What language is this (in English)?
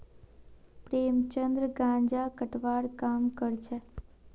Magahi